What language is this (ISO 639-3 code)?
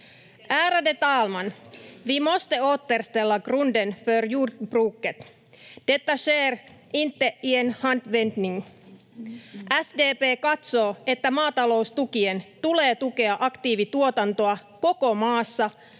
fin